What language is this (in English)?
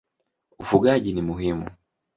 Swahili